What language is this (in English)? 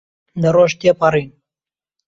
Central Kurdish